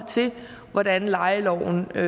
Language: Danish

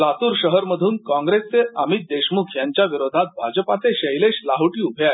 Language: Marathi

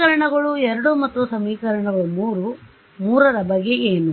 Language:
Kannada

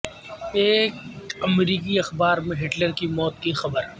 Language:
Urdu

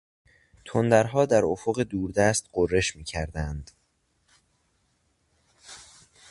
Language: Persian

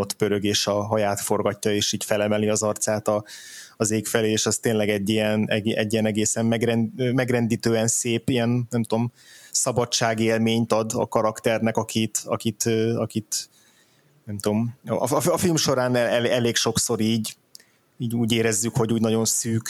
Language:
Hungarian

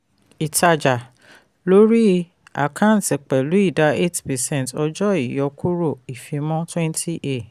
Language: Yoruba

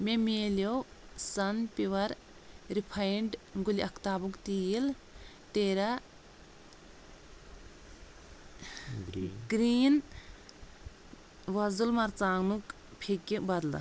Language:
Kashmiri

